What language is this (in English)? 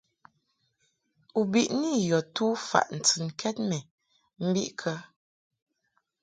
Mungaka